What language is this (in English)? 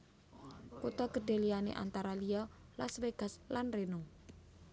Javanese